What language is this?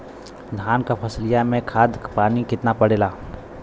Bhojpuri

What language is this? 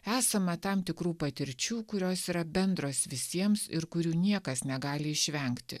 Lithuanian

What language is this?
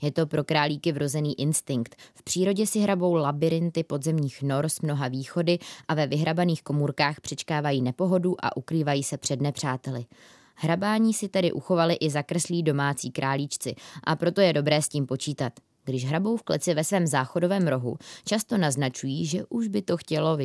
Czech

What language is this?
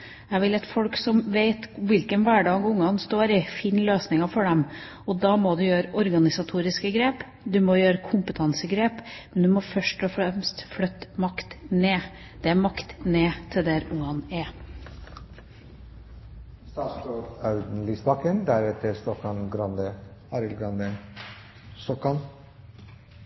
Norwegian Bokmål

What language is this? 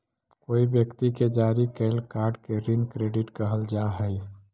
Magahi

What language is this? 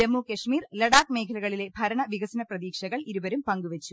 Malayalam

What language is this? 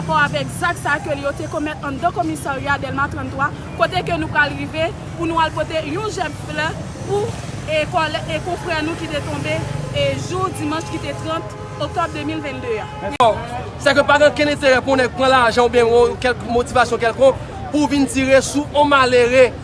French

